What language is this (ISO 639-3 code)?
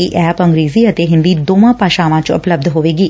pan